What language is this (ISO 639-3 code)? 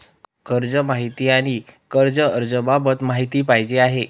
mar